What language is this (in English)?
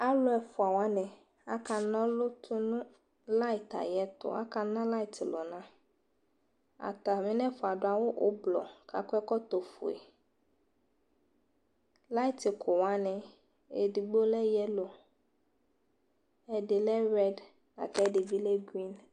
Ikposo